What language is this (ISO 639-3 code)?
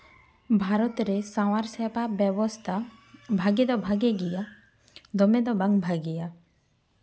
sat